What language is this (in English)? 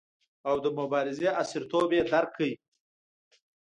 Pashto